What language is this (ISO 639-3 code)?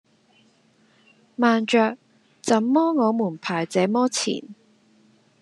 yue